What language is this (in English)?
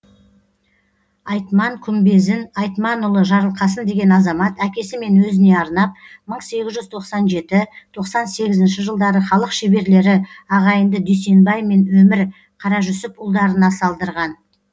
Kazakh